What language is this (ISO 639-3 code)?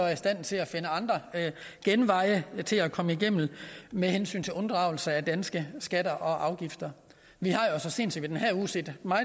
dan